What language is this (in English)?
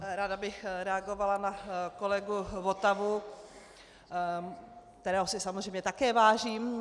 Czech